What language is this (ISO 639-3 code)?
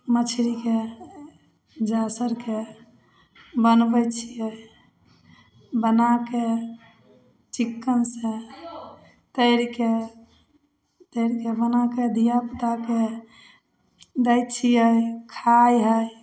mai